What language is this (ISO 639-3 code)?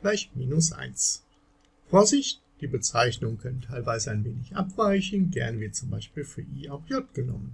deu